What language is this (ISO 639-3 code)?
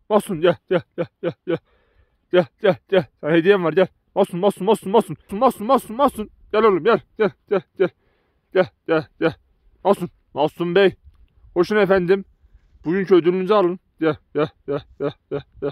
tur